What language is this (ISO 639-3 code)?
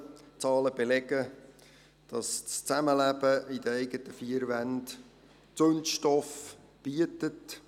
gsw